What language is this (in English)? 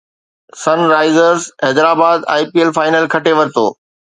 Sindhi